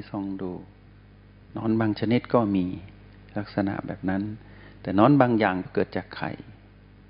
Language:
Thai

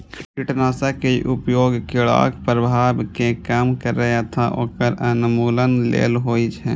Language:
Maithili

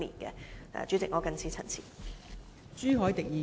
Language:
Cantonese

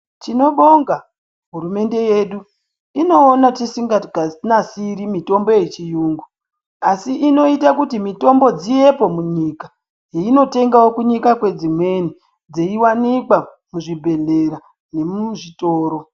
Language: Ndau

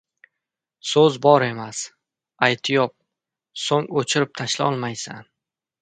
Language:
Uzbek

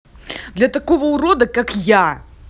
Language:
Russian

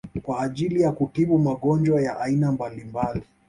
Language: Swahili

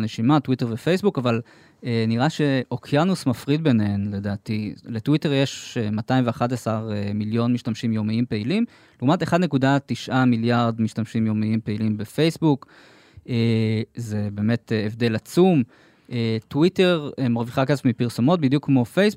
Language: Hebrew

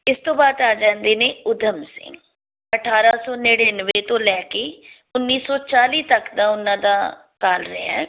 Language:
Punjabi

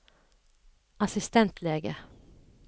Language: Norwegian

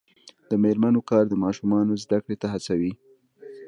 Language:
Pashto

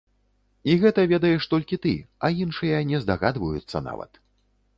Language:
Belarusian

